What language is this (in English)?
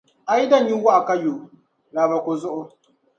Dagbani